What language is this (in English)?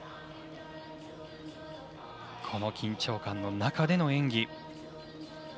Japanese